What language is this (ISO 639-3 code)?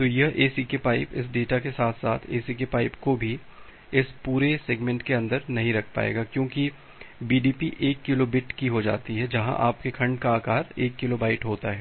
hin